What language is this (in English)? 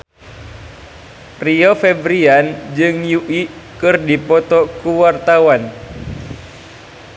Sundanese